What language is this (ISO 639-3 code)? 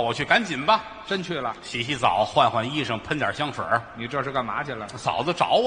zho